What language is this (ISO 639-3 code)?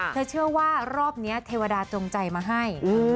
tha